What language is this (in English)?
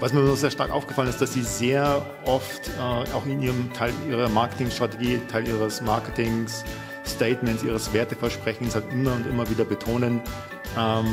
German